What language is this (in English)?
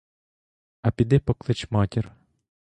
Ukrainian